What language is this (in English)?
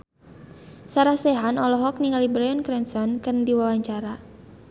Sundanese